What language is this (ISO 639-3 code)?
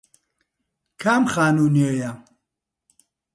ckb